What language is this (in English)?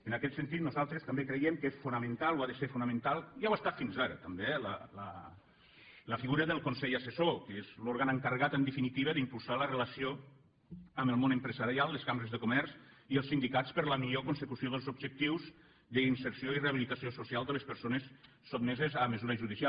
Catalan